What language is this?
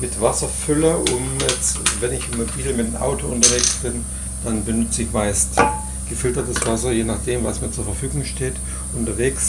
German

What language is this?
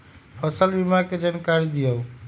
Magahi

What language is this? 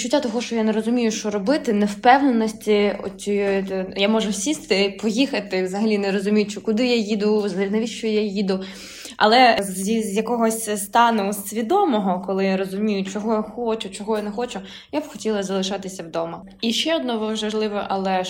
Ukrainian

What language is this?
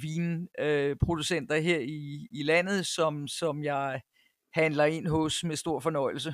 Danish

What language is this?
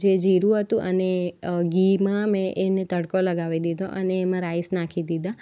Gujarati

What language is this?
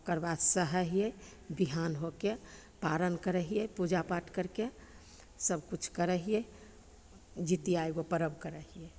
Maithili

